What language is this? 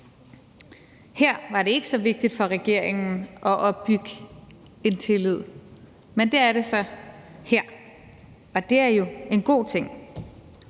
Danish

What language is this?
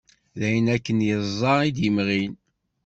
Kabyle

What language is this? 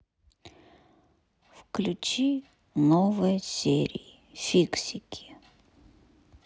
Russian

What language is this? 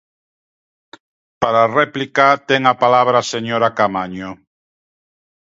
Galician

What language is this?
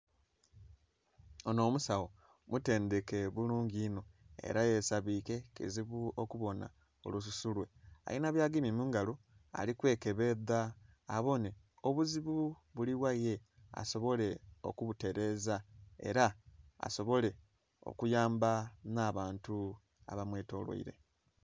Soga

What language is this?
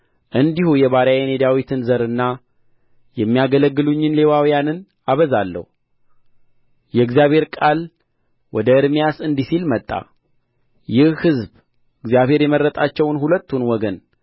Amharic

